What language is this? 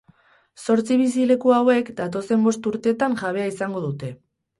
Basque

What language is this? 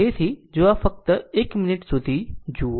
Gujarati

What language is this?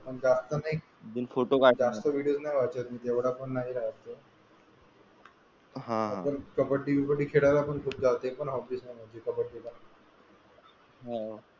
Marathi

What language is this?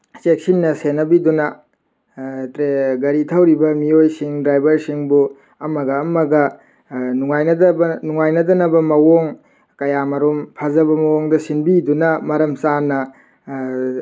Manipuri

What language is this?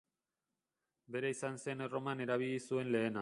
Basque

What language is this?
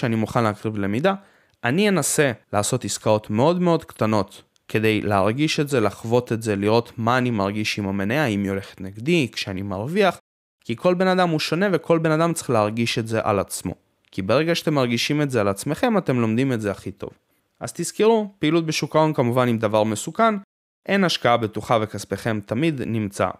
Hebrew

